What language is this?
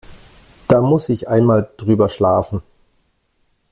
German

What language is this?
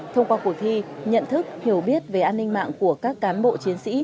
Vietnamese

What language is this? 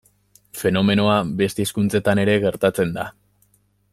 Basque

